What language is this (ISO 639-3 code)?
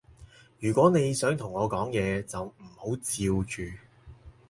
yue